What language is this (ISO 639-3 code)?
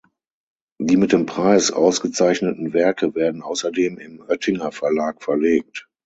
deu